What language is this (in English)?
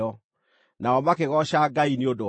Kikuyu